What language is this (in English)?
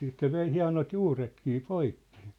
Finnish